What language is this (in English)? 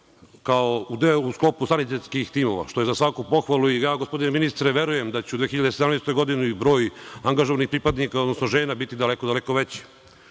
Serbian